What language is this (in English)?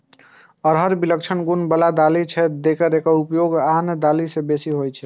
Maithili